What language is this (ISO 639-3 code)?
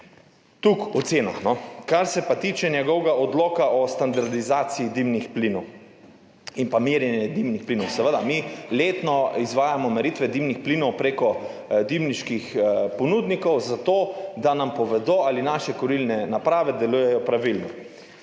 slv